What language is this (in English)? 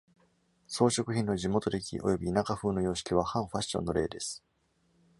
Japanese